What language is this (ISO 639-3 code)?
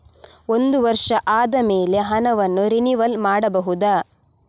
kan